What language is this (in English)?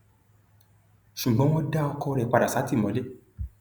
Yoruba